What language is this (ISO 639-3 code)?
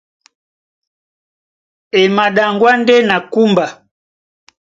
dua